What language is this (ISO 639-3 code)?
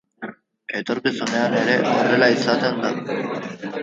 eus